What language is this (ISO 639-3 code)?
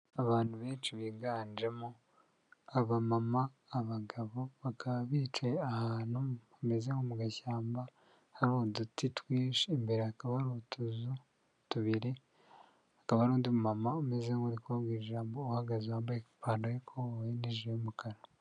kin